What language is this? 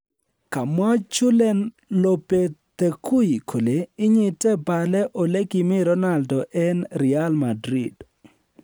Kalenjin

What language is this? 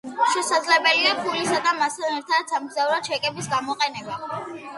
Georgian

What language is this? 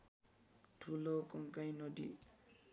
Nepali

